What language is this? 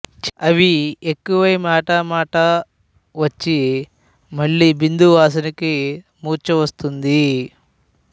Telugu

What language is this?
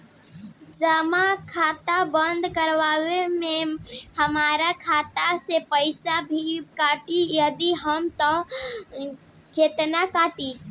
Bhojpuri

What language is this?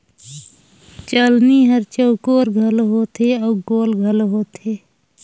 Chhattisgarhi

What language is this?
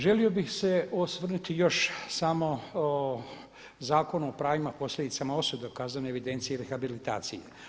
Croatian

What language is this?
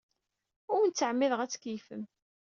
Kabyle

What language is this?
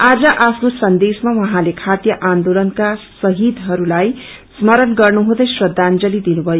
Nepali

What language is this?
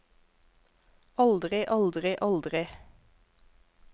Norwegian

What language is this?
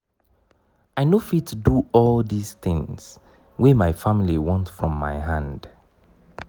Nigerian Pidgin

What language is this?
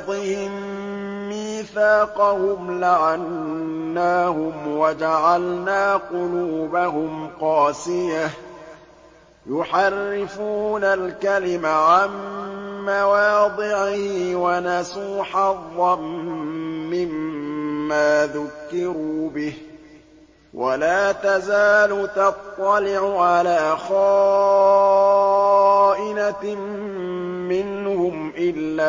Arabic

